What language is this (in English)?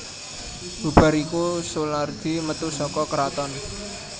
Javanese